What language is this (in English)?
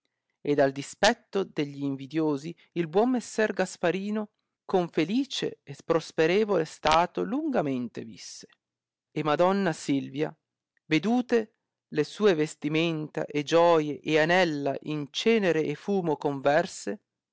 Italian